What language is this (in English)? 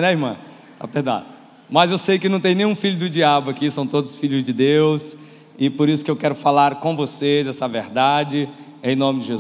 Portuguese